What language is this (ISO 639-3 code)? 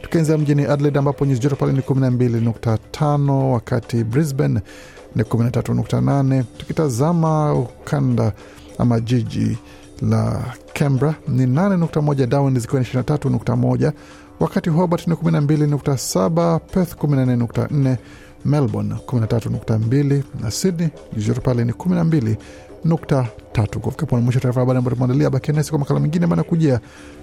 swa